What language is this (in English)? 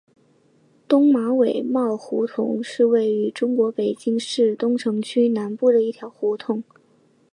Chinese